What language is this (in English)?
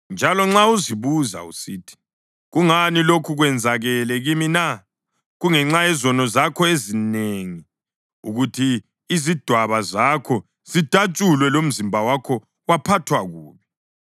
North Ndebele